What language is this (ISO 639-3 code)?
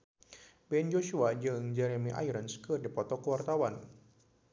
sun